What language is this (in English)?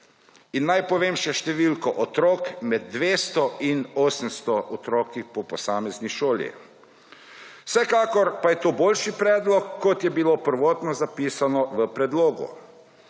Slovenian